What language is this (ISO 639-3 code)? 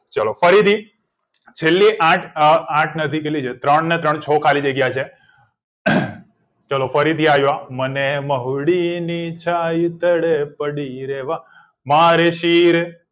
guj